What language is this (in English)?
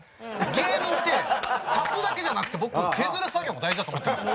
Japanese